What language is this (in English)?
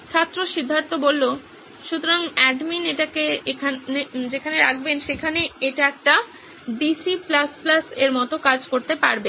Bangla